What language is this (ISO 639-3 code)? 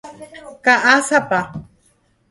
grn